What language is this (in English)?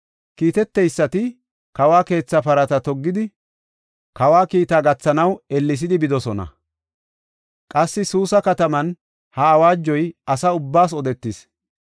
Gofa